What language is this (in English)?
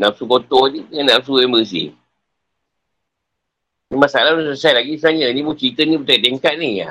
Malay